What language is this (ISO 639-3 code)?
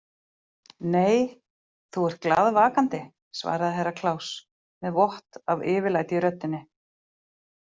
isl